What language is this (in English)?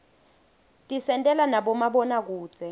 Swati